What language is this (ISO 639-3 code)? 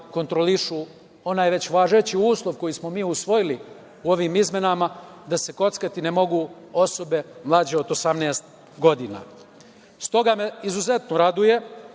srp